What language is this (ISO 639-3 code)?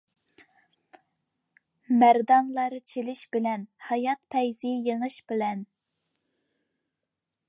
uig